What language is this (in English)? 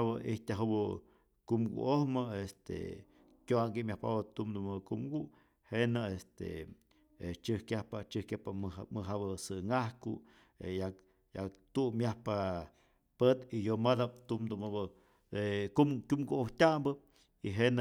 Rayón Zoque